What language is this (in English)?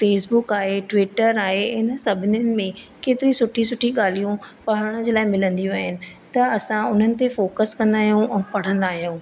Sindhi